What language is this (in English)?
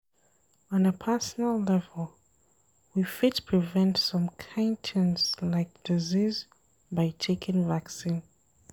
Nigerian Pidgin